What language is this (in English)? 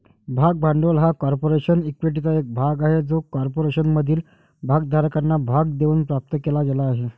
Marathi